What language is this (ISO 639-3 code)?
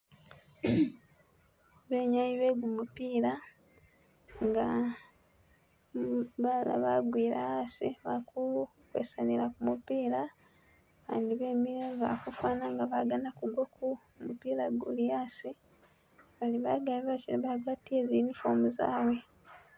myx